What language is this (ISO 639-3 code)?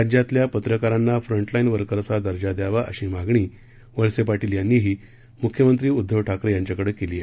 mar